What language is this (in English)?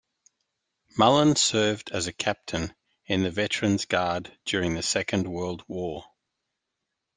English